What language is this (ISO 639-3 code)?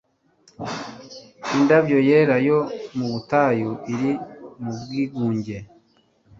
kin